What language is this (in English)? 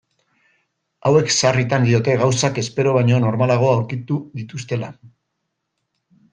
Basque